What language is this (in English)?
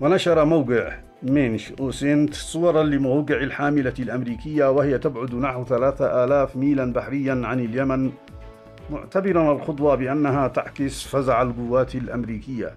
Arabic